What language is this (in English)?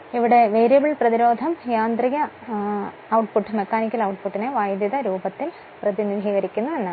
Malayalam